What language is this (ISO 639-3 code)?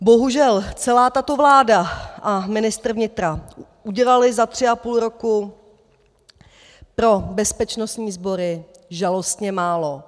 ces